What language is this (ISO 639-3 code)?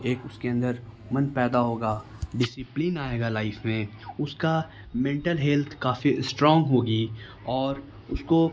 urd